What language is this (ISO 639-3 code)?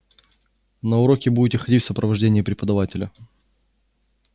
rus